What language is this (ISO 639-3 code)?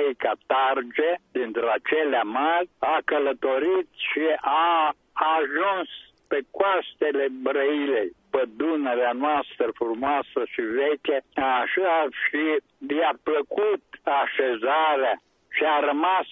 ron